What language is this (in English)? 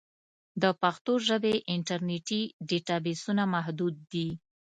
Pashto